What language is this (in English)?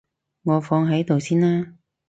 Cantonese